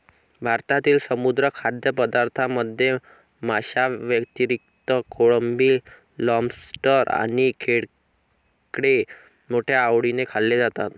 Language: Marathi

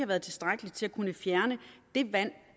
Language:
Danish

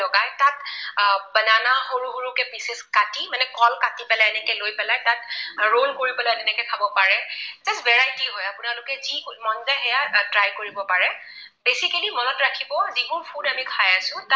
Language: Assamese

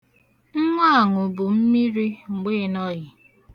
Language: Igbo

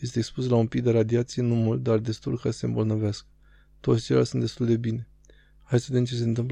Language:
Romanian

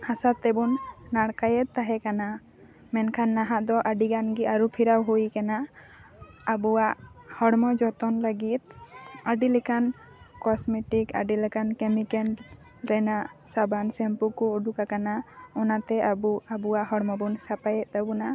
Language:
Santali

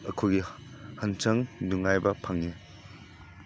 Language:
Manipuri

